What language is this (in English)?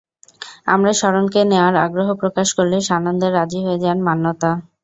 Bangla